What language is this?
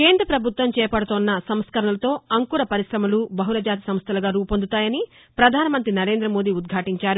Telugu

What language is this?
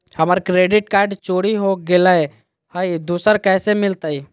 Magahi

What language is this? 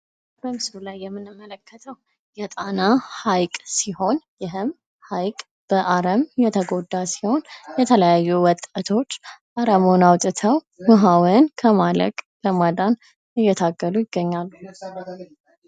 Amharic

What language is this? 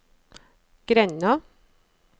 Norwegian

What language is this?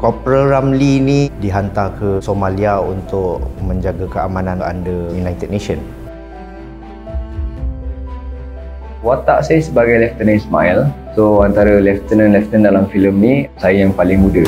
Malay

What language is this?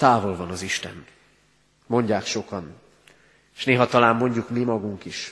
Hungarian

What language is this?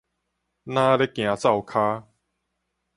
Min Nan Chinese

